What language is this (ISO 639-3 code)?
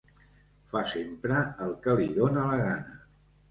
cat